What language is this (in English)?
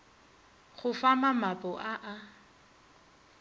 Northern Sotho